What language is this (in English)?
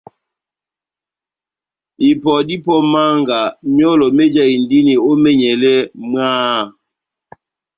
Batanga